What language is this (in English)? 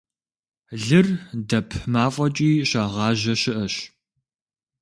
Kabardian